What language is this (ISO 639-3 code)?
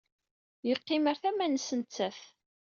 kab